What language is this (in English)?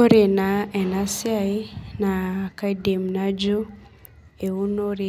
Masai